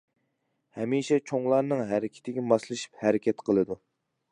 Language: Uyghur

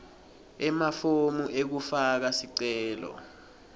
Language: Swati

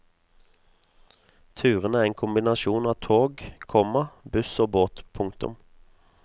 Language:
Norwegian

